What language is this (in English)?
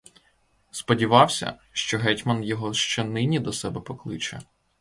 Ukrainian